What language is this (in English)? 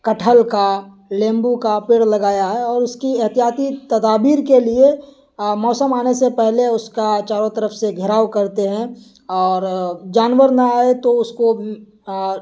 Urdu